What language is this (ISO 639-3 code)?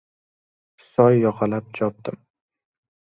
uzb